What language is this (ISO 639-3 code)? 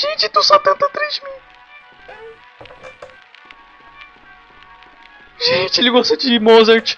por